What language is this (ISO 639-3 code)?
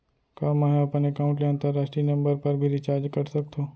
hne